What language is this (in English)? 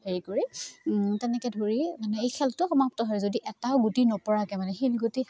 Assamese